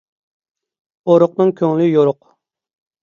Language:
Uyghur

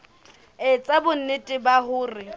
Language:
Southern Sotho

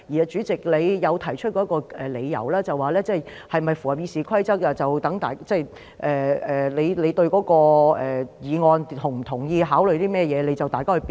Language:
Cantonese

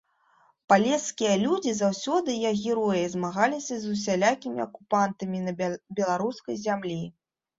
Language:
Belarusian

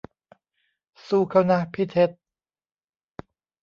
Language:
Thai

